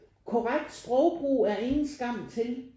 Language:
Danish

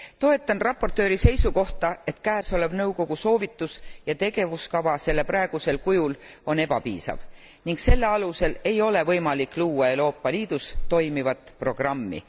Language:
Estonian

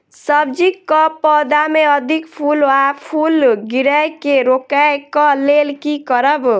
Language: Maithili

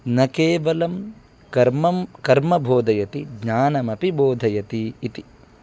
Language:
Sanskrit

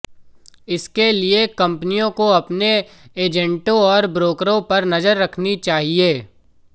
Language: Hindi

